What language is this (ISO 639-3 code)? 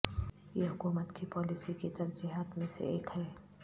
urd